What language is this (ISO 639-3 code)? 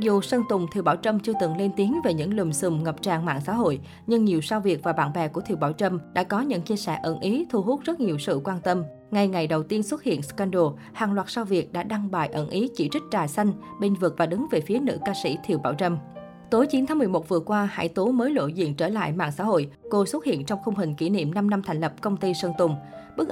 vie